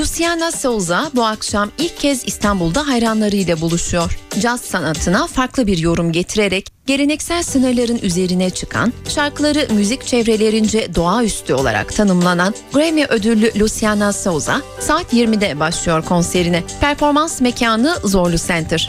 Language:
Turkish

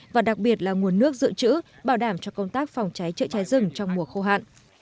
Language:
Vietnamese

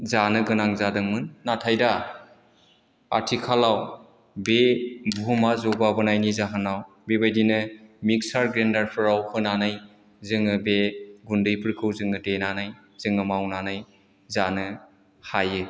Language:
Bodo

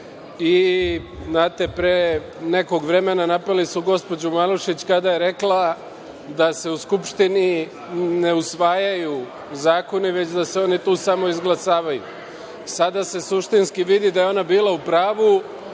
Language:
Serbian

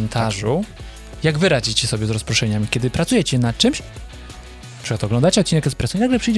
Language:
Polish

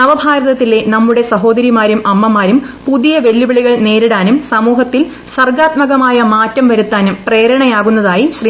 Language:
Malayalam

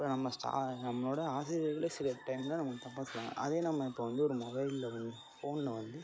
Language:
Tamil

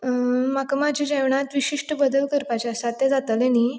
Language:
Konkani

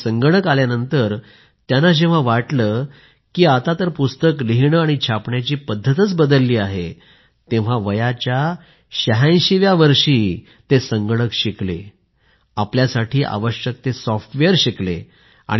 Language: Marathi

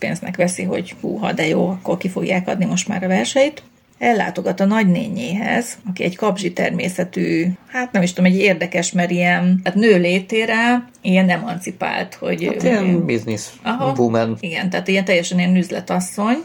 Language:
Hungarian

